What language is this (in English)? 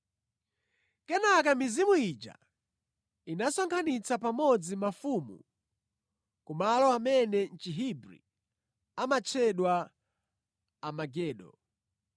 Nyanja